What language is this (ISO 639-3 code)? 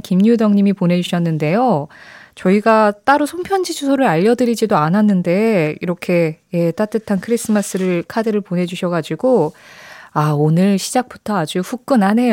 kor